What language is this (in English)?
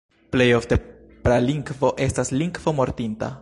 Esperanto